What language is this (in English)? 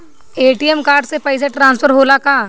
Bhojpuri